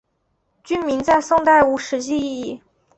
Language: Chinese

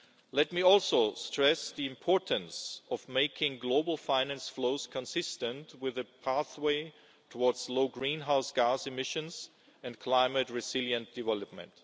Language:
English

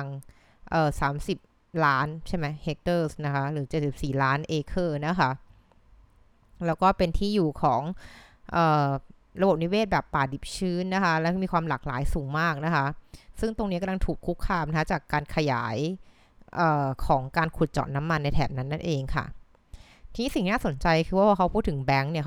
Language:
Thai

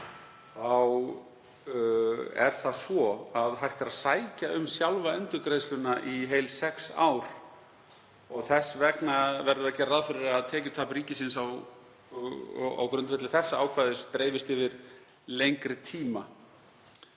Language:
Icelandic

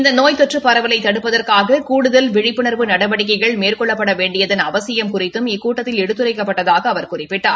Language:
Tamil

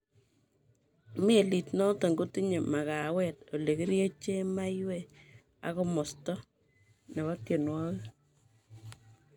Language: Kalenjin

